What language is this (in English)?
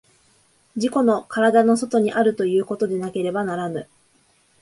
Japanese